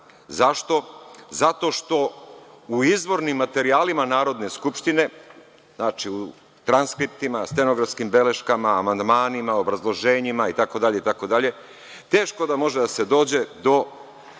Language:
Serbian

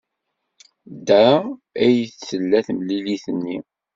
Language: Kabyle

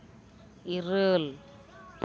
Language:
Santali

